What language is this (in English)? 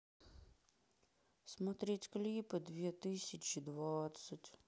Russian